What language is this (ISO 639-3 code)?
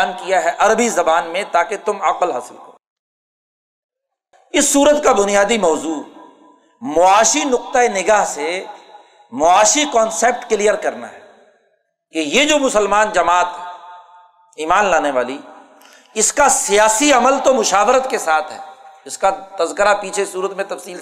urd